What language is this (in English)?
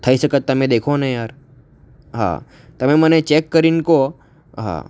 Gujarati